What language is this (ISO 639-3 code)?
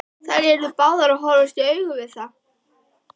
isl